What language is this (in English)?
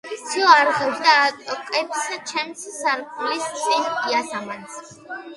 Georgian